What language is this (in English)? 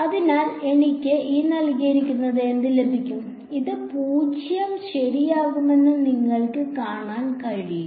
Malayalam